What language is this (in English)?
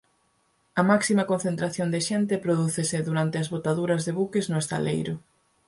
Galician